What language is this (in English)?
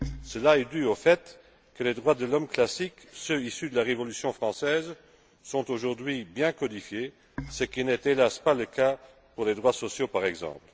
French